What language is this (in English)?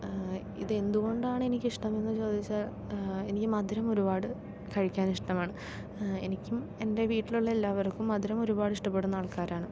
Malayalam